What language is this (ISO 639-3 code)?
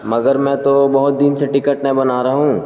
urd